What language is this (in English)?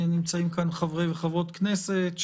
Hebrew